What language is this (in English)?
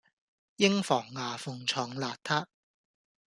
Cantonese